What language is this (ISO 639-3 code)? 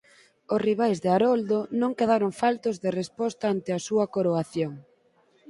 glg